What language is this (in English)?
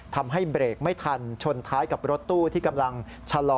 Thai